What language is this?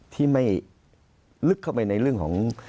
Thai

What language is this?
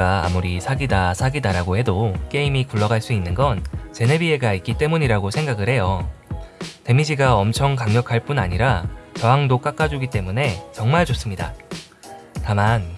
Korean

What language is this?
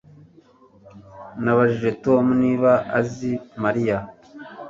Kinyarwanda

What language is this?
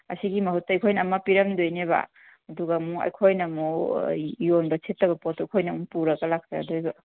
Manipuri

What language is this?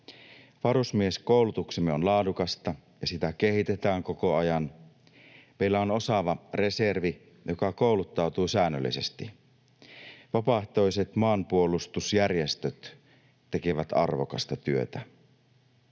Finnish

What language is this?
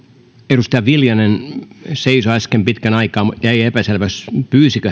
Finnish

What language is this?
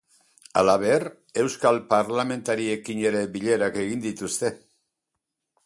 Basque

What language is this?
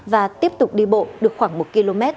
Vietnamese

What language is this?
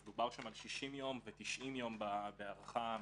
Hebrew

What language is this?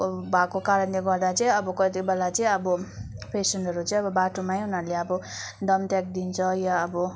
Nepali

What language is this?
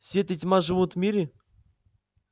Russian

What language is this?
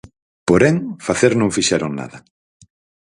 Galician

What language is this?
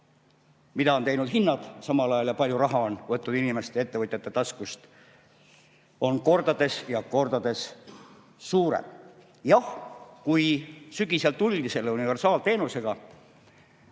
Estonian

